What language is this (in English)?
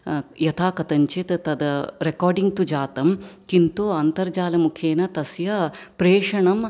Sanskrit